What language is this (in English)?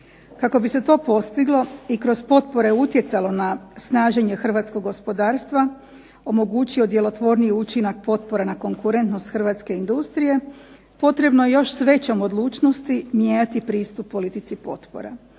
Croatian